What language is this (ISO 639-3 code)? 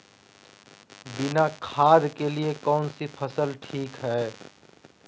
mag